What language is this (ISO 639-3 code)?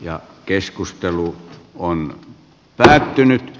fin